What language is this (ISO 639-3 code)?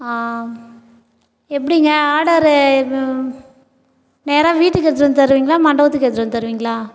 tam